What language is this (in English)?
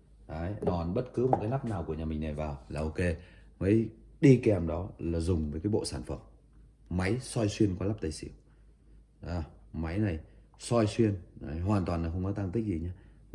Vietnamese